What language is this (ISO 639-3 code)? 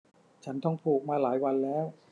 tha